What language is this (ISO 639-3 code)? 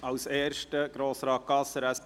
gsw